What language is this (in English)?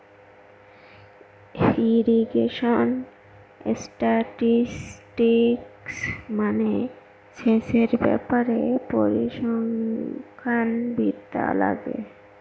Bangla